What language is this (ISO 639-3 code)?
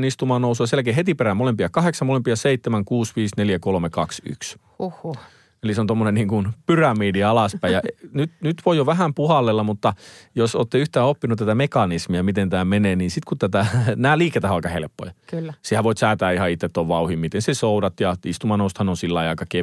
fin